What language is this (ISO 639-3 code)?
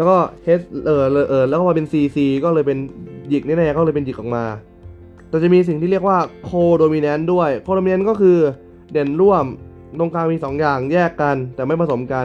tha